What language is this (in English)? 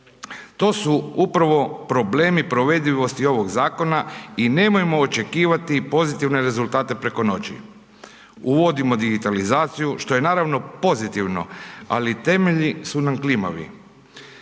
Croatian